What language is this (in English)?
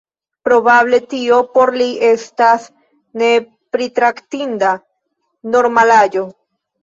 Esperanto